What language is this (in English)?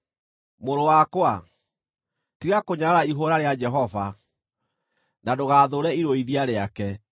Kikuyu